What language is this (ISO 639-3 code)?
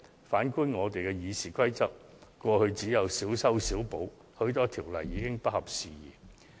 yue